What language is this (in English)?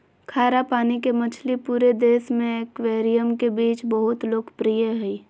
Magahi